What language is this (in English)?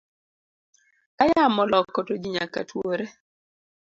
Luo (Kenya and Tanzania)